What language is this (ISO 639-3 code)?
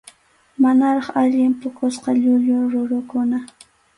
qxu